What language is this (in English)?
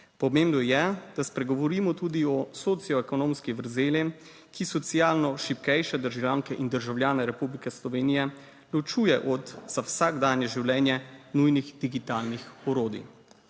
Slovenian